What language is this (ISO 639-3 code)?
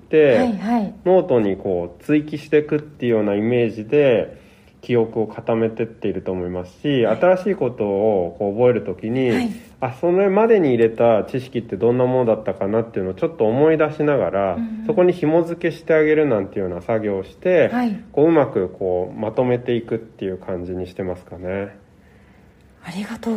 jpn